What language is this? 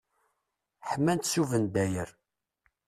Kabyle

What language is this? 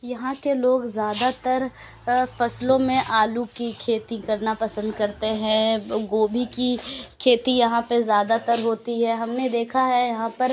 Urdu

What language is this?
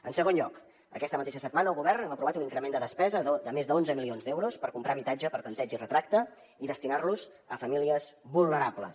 Catalan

